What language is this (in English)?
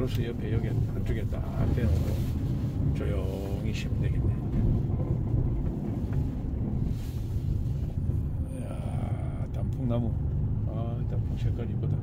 Korean